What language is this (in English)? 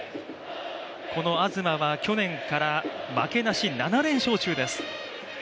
Japanese